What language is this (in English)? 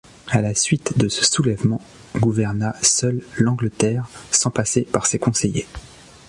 French